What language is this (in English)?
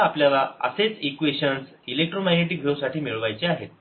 Marathi